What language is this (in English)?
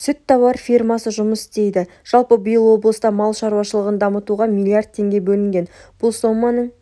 Kazakh